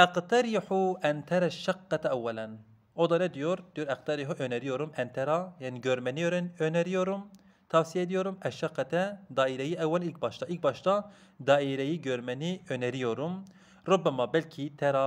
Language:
Turkish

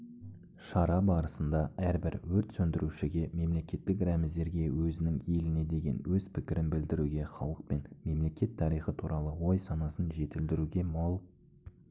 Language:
Kazakh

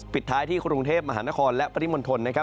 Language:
Thai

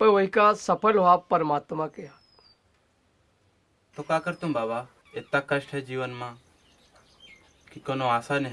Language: Hindi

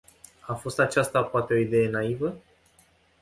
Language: Romanian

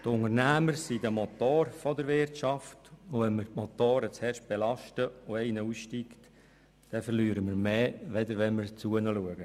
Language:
Swiss German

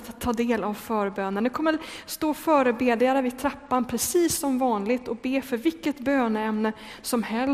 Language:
Swedish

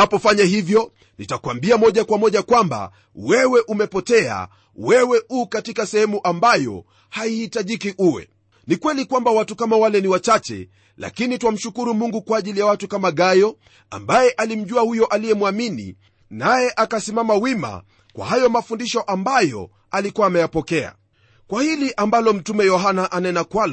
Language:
Swahili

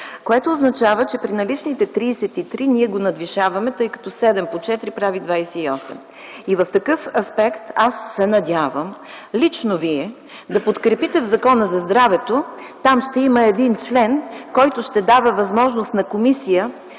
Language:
Bulgarian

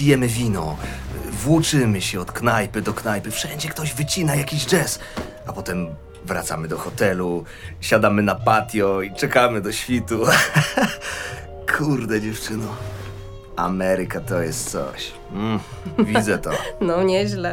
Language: Polish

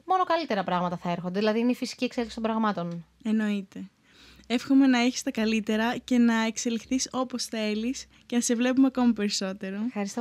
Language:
Greek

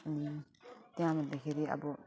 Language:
Nepali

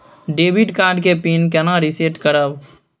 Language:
Maithili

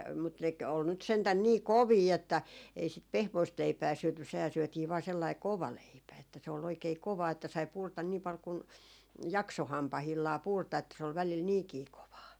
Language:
Finnish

